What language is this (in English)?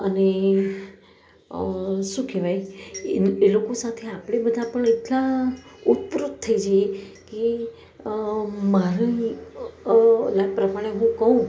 Gujarati